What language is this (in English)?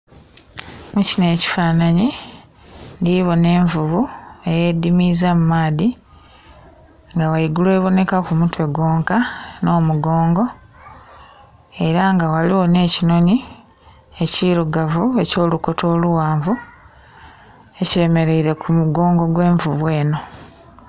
Soga